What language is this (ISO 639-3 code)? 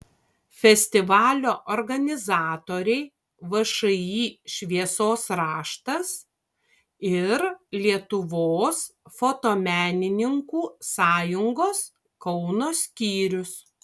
lit